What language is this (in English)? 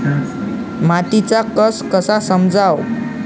Marathi